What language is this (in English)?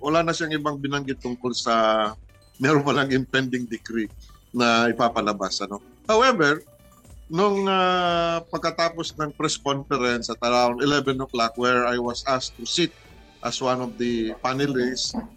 Filipino